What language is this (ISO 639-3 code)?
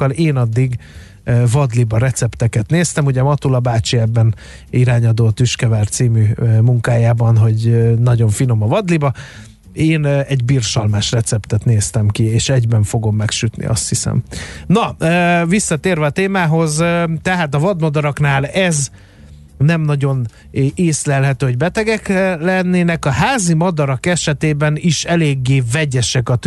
hun